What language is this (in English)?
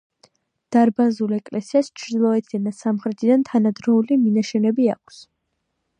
Georgian